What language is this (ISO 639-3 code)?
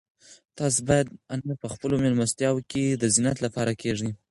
pus